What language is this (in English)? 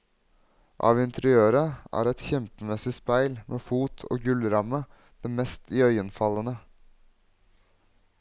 Norwegian